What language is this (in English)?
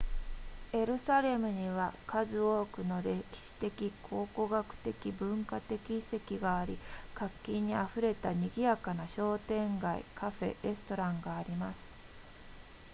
Japanese